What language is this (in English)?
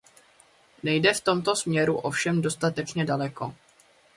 Czech